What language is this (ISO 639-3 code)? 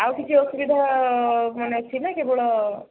ori